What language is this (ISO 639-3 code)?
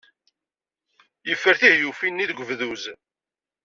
kab